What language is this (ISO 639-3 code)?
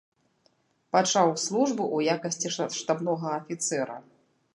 bel